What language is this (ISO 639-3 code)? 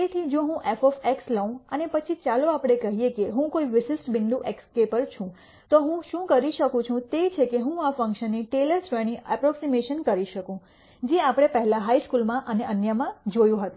guj